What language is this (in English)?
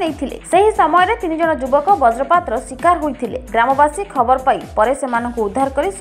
Hindi